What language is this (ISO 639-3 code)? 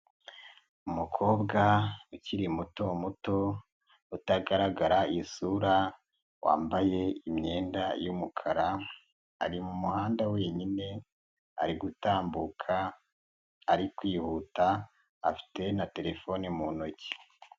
kin